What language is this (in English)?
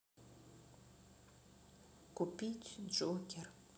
Russian